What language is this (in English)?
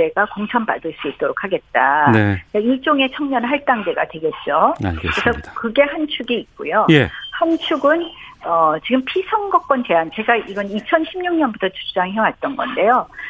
Korean